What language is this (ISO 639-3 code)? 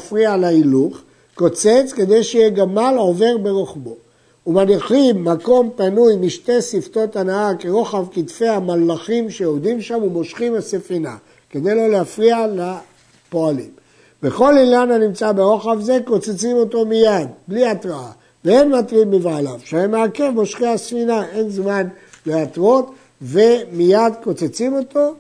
heb